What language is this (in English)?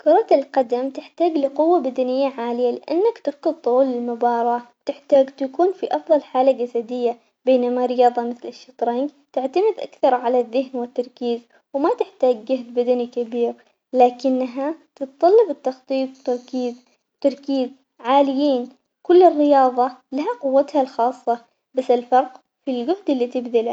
Omani Arabic